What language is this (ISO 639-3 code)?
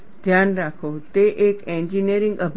guj